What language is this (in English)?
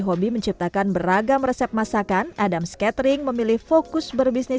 Indonesian